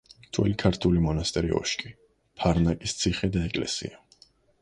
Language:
Georgian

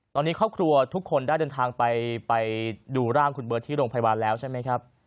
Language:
Thai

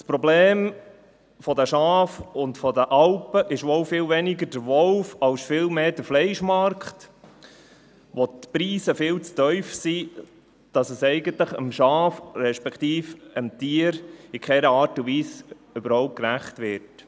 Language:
Swiss German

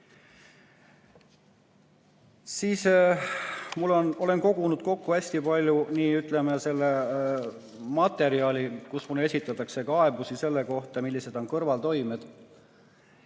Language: Estonian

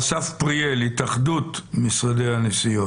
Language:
Hebrew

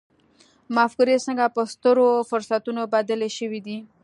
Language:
Pashto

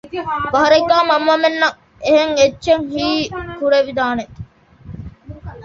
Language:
Divehi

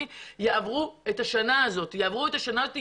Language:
Hebrew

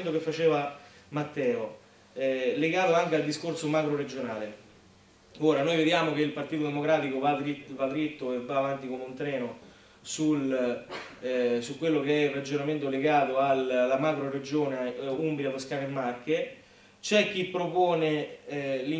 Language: Italian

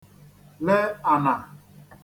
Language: Igbo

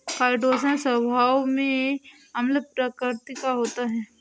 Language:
Hindi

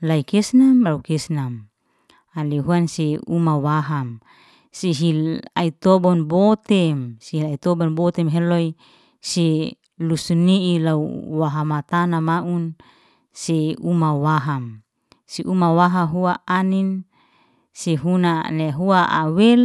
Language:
Liana-Seti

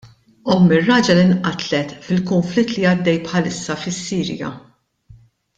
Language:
Maltese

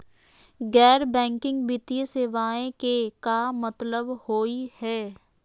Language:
Magahi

